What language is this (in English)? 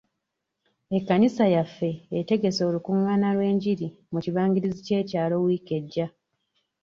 Ganda